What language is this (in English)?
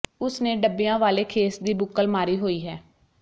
Punjabi